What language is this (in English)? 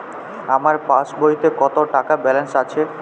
Bangla